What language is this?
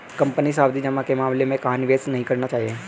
Hindi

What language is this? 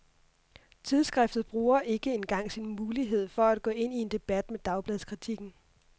Danish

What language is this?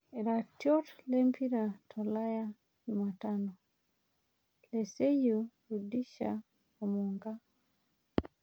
Masai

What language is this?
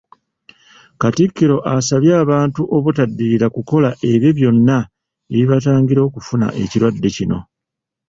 Ganda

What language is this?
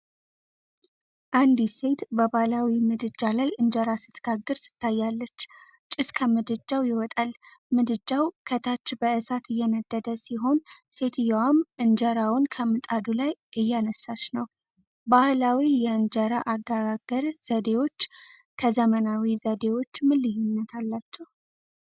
Amharic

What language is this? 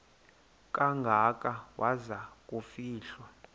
Xhosa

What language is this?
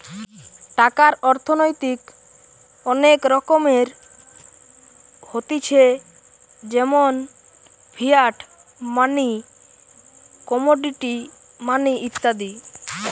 Bangla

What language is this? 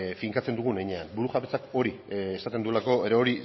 Basque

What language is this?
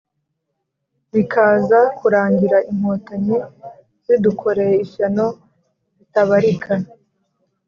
Kinyarwanda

